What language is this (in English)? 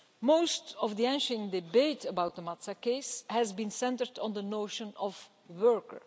English